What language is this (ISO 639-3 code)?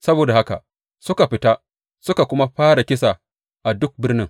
hau